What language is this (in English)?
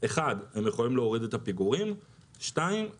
Hebrew